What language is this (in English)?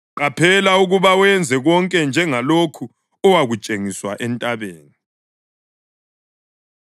North Ndebele